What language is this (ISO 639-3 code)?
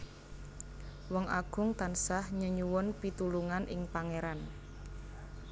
jav